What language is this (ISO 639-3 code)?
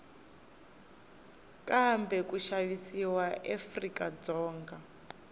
tso